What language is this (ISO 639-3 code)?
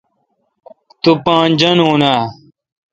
xka